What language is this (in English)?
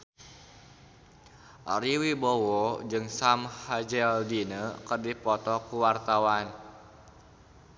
Sundanese